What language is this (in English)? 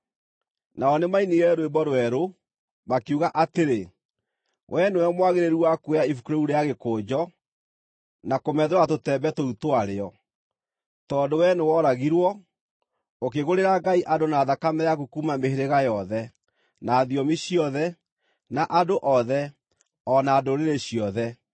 Kikuyu